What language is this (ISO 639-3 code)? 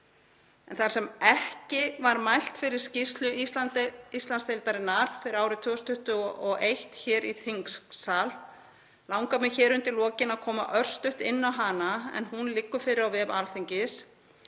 isl